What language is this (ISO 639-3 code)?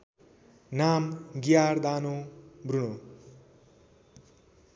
nep